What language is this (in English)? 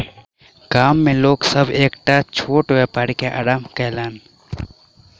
Maithili